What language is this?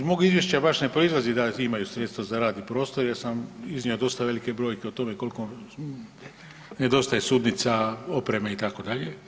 Croatian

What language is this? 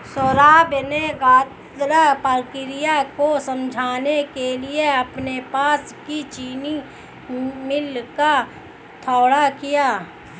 Hindi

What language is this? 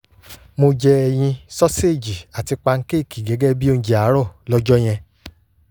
Yoruba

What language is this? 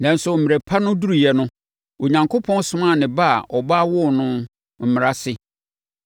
Akan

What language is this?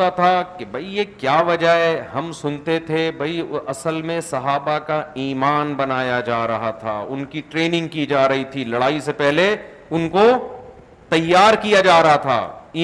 Urdu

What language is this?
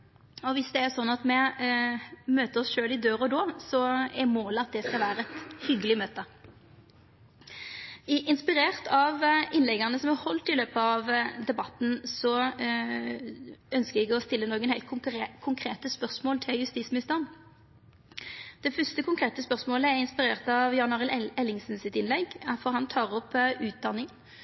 Norwegian Nynorsk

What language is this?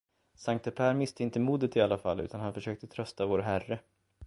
Swedish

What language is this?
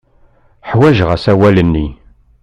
Kabyle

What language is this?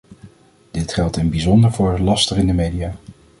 Dutch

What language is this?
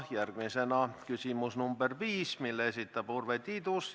Estonian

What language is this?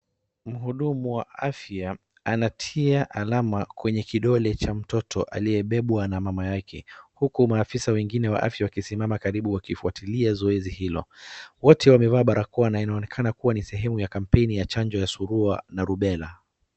Swahili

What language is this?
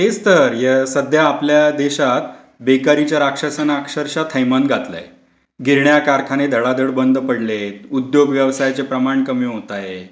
Marathi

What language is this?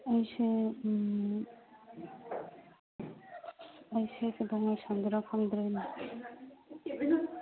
Manipuri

